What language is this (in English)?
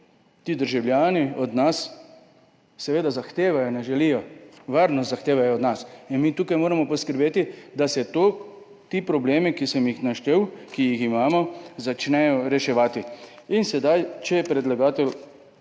Slovenian